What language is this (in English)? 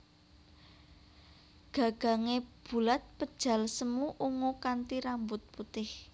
Javanese